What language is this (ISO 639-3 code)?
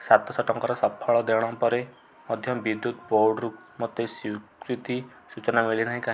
ori